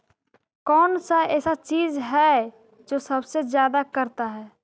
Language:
Magahi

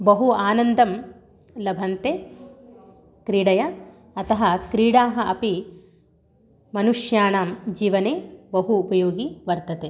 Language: Sanskrit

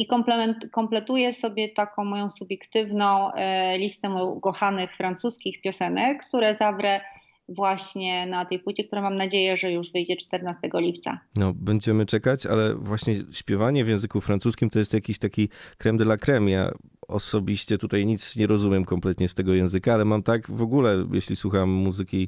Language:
Polish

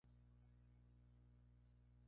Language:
Spanish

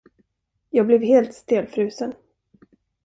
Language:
Swedish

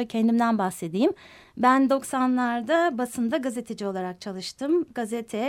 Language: Turkish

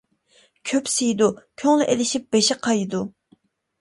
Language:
Uyghur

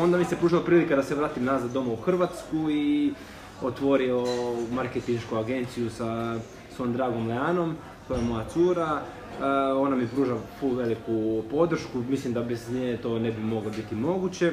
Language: Croatian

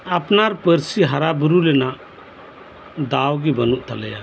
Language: Santali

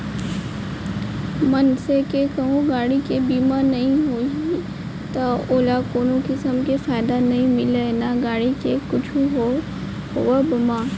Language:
Chhattisgarhi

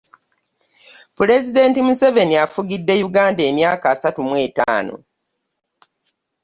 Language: Ganda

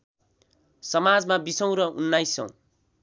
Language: Nepali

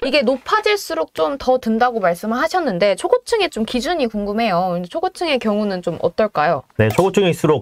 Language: Korean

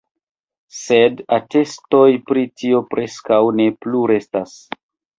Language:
Esperanto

